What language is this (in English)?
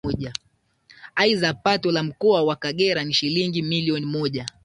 Swahili